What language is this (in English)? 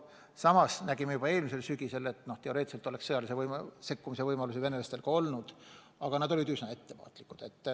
Estonian